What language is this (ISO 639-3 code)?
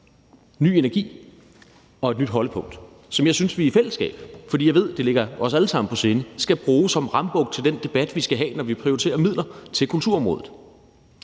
dan